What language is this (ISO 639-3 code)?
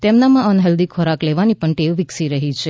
guj